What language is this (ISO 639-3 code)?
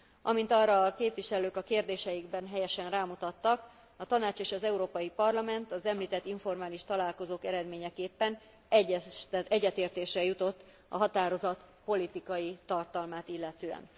hun